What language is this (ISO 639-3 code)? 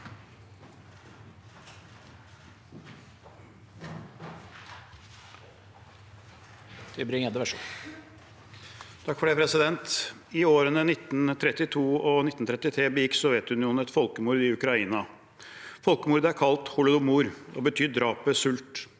nor